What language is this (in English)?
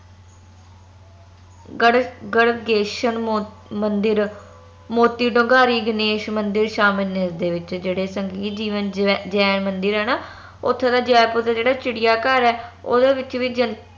Punjabi